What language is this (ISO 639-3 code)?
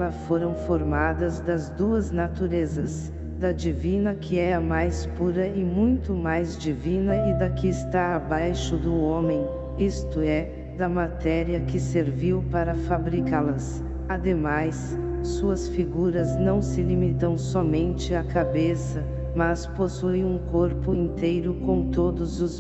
por